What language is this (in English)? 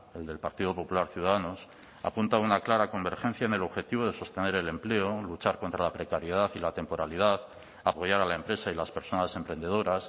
Spanish